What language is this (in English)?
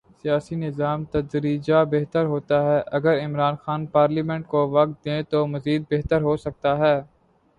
Urdu